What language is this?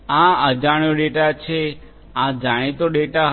Gujarati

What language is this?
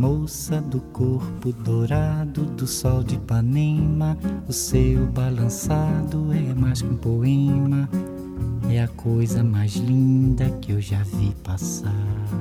Chinese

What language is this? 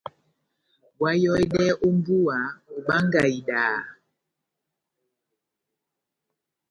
Batanga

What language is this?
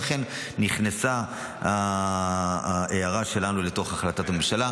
Hebrew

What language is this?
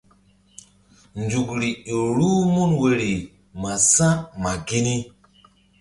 Mbum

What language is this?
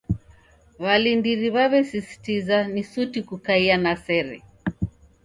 Taita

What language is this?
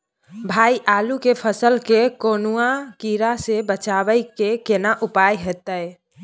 Maithili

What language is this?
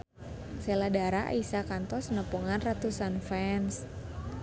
Sundanese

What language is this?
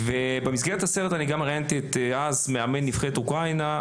Hebrew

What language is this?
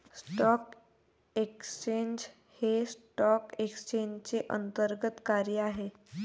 Marathi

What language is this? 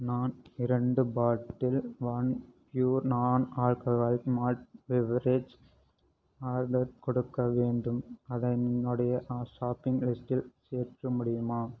Tamil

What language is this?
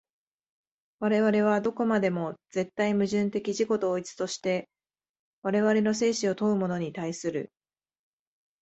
Japanese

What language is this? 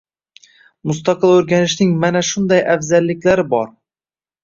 Uzbek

